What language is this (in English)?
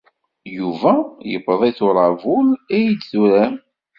Kabyle